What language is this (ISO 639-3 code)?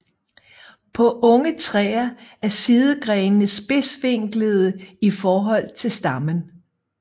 dan